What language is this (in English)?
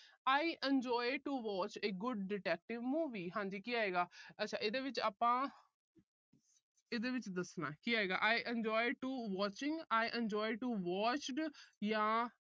Punjabi